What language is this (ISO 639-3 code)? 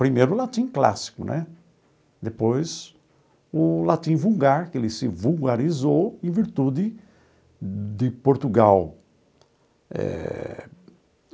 por